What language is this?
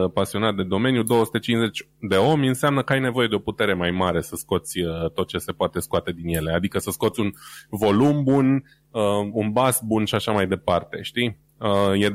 Romanian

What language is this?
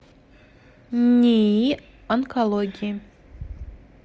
Russian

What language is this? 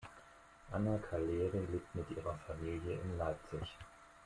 German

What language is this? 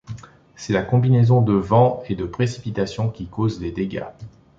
French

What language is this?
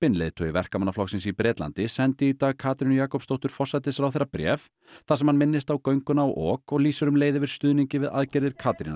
Icelandic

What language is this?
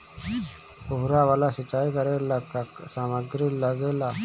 Bhojpuri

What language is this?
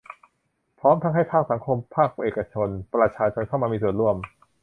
Thai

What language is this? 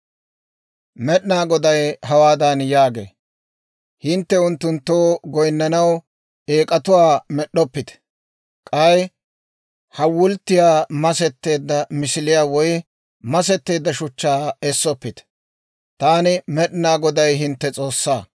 Dawro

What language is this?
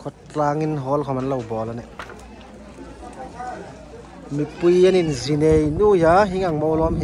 Thai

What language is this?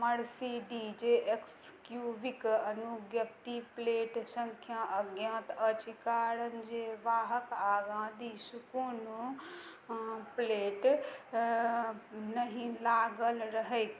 Maithili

